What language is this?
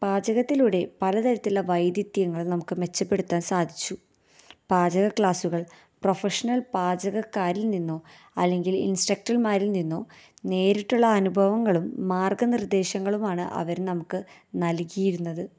Malayalam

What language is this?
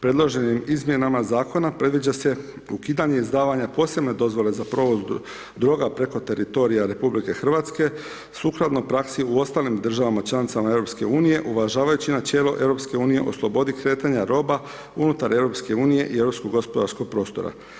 Croatian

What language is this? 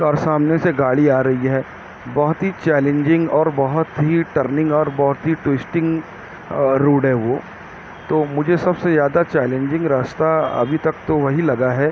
Urdu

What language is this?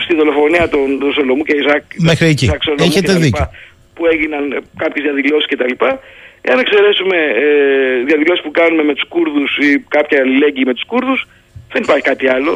Greek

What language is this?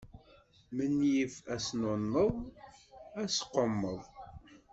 Kabyle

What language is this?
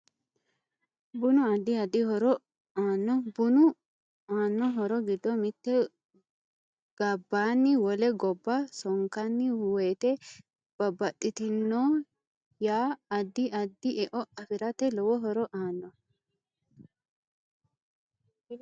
Sidamo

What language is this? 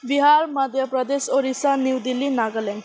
Nepali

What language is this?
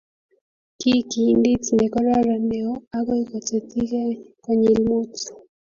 Kalenjin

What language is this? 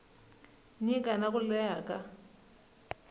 Tsonga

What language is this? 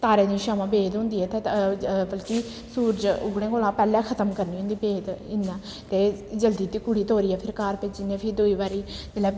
Dogri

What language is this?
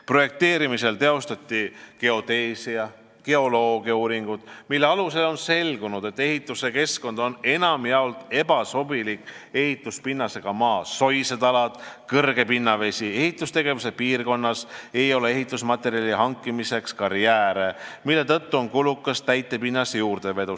Estonian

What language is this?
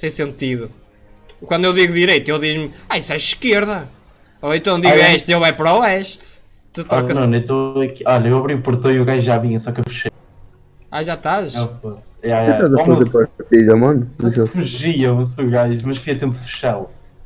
Portuguese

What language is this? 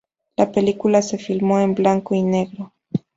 Spanish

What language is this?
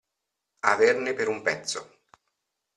Italian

